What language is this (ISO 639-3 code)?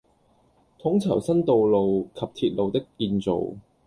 yue